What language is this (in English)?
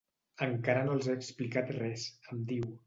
Catalan